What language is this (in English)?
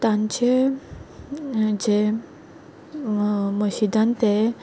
Konkani